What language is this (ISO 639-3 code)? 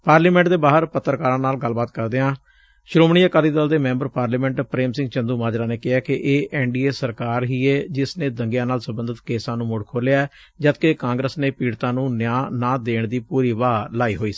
pan